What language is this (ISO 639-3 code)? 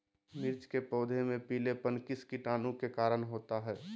mag